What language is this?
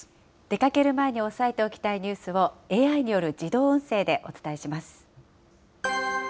Japanese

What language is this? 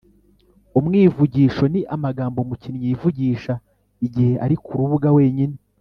Kinyarwanda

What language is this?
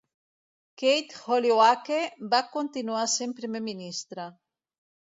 Catalan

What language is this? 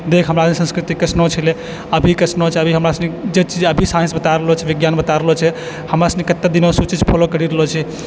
Maithili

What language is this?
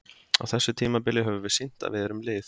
Icelandic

